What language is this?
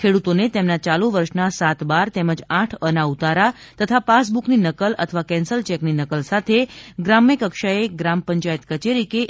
Gujarati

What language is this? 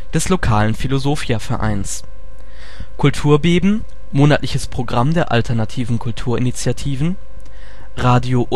German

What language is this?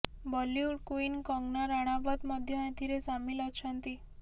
Odia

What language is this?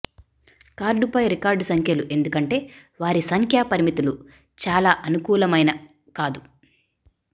Telugu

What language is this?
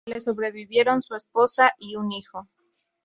Spanish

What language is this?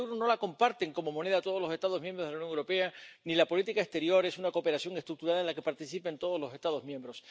Spanish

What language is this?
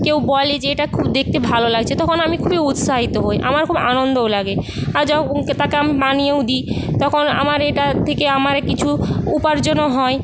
Bangla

